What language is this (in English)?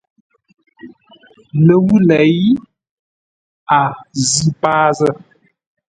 Ngombale